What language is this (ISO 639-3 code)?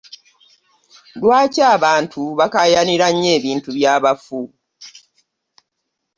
lug